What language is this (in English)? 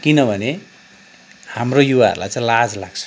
Nepali